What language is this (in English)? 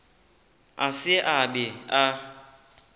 Northern Sotho